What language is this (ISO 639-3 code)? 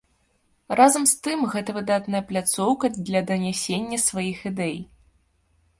bel